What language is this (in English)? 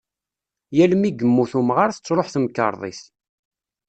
Kabyle